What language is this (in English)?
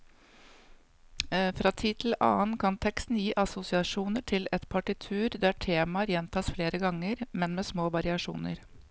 Norwegian